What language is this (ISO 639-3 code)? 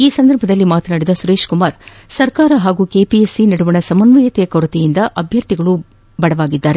kan